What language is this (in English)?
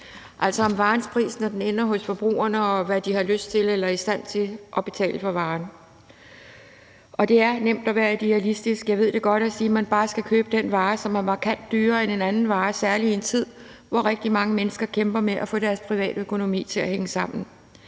Danish